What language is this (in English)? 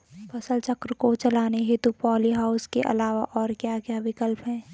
Hindi